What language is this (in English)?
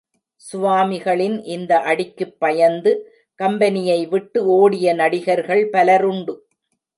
Tamil